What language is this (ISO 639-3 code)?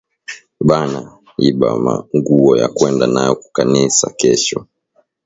swa